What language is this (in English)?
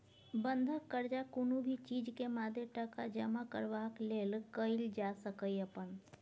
Maithili